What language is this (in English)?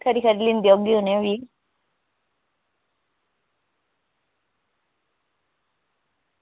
Dogri